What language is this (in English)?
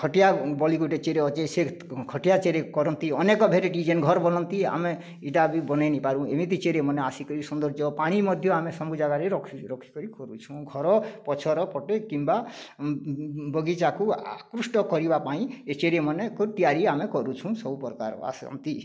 Odia